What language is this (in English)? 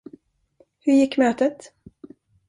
Swedish